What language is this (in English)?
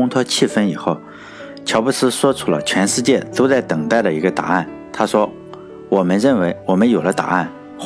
Chinese